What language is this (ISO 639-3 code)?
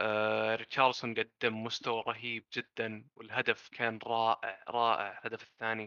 ara